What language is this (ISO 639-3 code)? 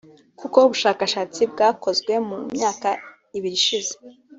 kin